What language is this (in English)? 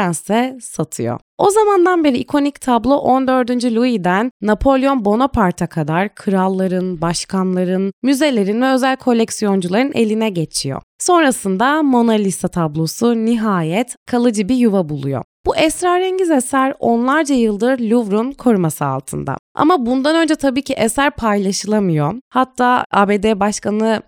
Turkish